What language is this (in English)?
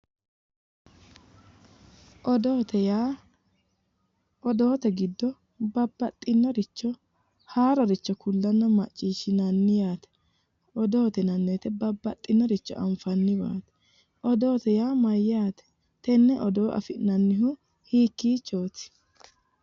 Sidamo